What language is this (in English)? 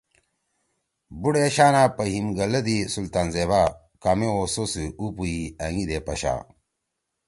Torwali